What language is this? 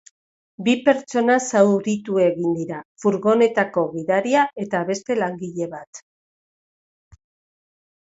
Basque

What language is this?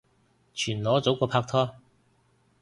Cantonese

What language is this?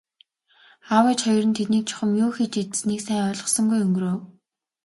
Mongolian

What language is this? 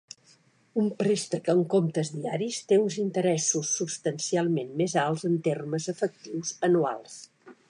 Catalan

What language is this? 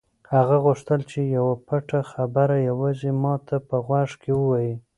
Pashto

